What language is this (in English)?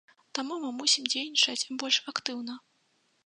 Belarusian